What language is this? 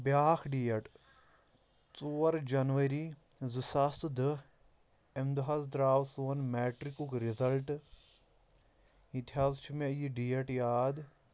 Kashmiri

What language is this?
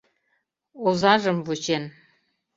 Mari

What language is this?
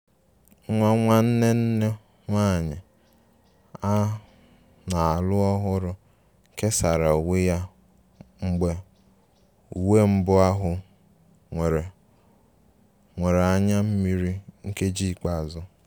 Igbo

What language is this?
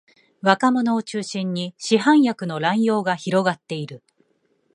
Japanese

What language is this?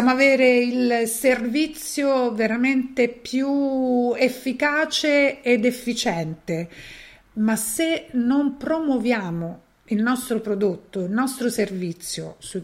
Italian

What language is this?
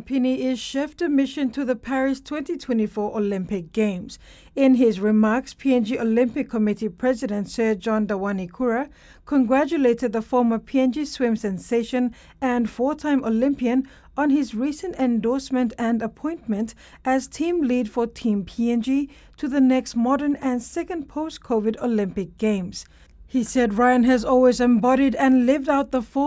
English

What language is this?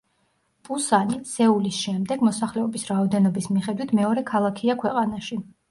Georgian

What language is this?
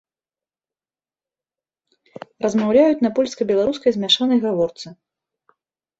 Belarusian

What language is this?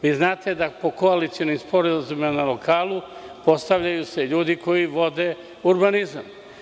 Serbian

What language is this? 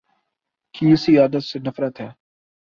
Urdu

